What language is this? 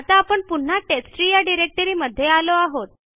Marathi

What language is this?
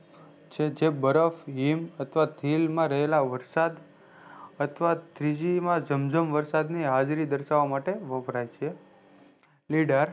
Gujarati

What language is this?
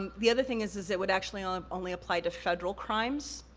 English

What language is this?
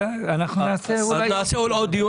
Hebrew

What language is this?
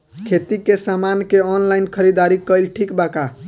Bhojpuri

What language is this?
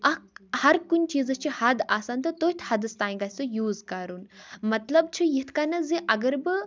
Kashmiri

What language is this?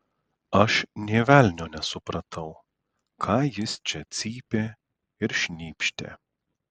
Lithuanian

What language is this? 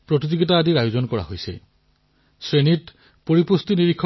Assamese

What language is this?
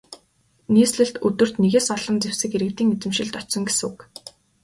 Mongolian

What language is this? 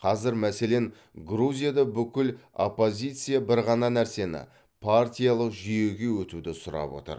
Kazakh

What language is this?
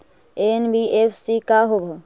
Magahi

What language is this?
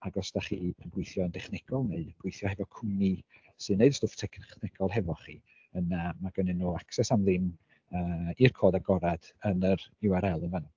Welsh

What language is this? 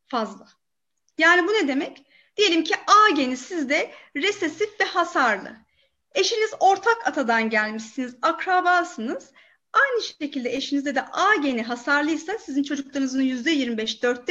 Turkish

